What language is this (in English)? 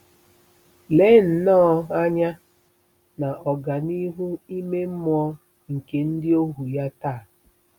Igbo